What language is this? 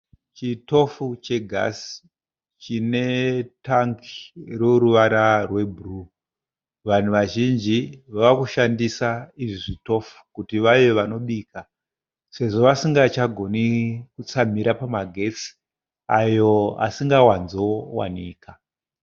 Shona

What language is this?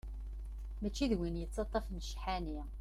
Kabyle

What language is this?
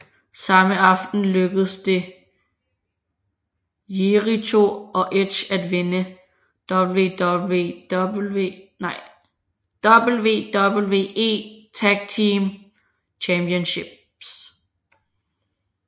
Danish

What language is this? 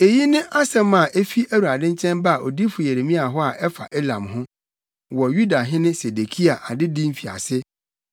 Akan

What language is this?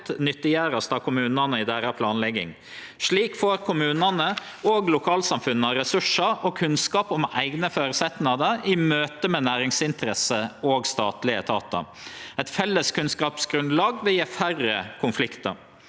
Norwegian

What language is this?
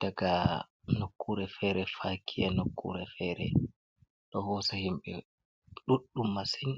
Fula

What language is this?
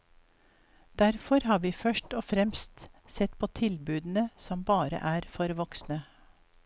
Norwegian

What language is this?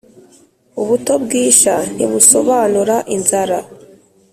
Kinyarwanda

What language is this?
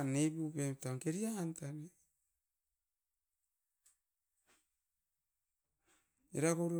Askopan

